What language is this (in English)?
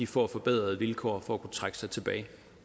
Danish